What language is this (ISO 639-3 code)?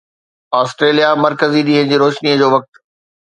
snd